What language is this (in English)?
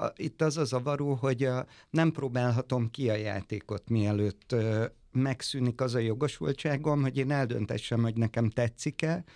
Hungarian